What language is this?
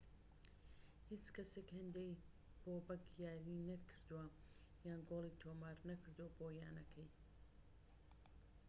Central Kurdish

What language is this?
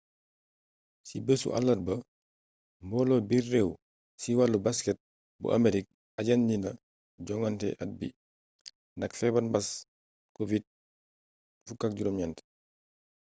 Wolof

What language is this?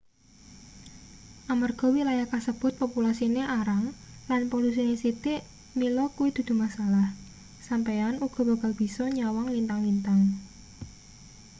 Javanese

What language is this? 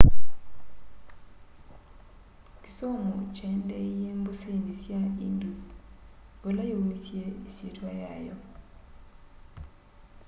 Kamba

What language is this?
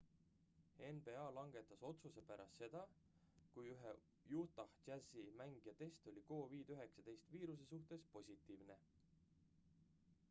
Estonian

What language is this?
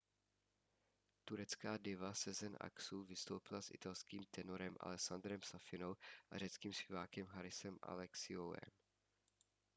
Czech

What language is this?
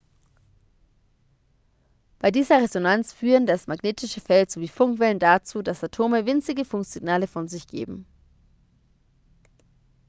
German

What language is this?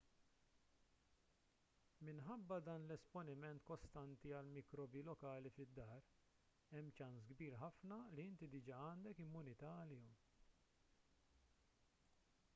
Maltese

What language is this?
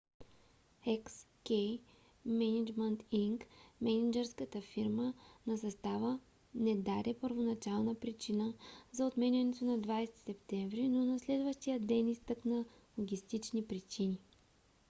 Bulgarian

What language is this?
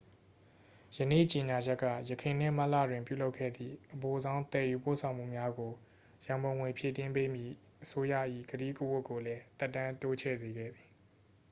Burmese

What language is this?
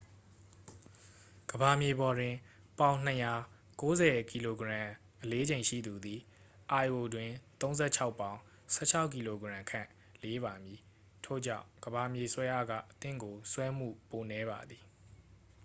Burmese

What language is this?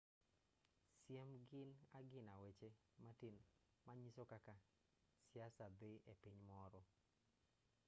Luo (Kenya and Tanzania)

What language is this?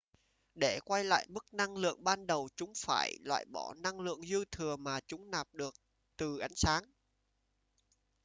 Vietnamese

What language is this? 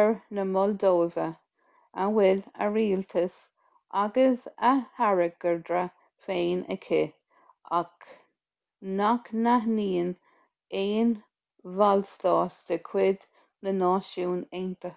Irish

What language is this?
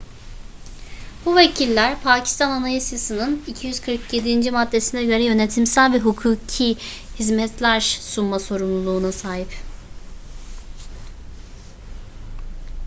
Turkish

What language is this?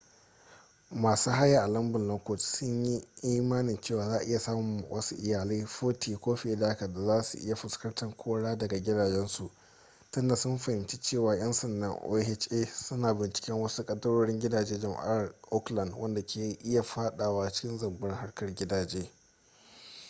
Hausa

